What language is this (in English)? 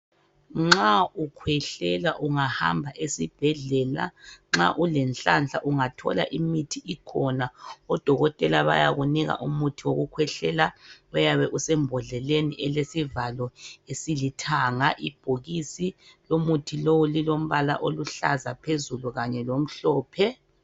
North Ndebele